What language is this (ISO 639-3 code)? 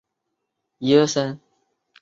zho